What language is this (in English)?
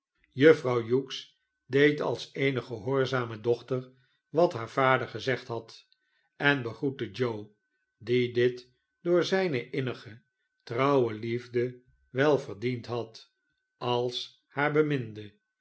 Dutch